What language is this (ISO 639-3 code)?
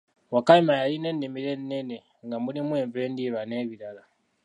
lug